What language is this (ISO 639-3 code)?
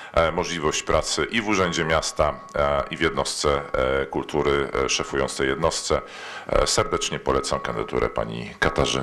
pol